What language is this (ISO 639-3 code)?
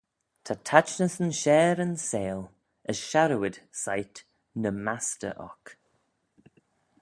glv